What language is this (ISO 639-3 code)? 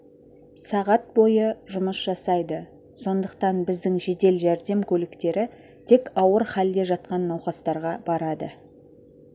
kaz